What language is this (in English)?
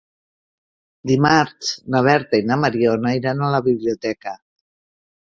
Catalan